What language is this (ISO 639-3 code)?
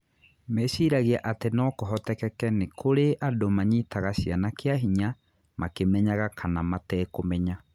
kik